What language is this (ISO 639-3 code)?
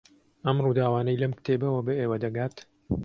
ckb